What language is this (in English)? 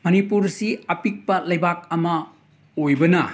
Manipuri